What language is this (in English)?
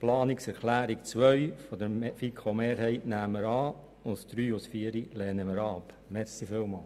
Swiss German